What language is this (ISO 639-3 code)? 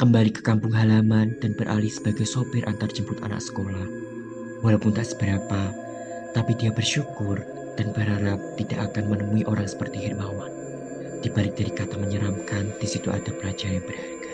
ind